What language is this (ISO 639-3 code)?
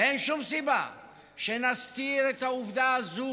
heb